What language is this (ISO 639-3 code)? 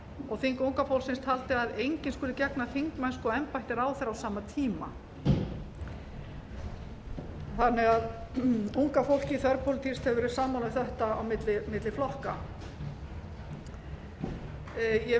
isl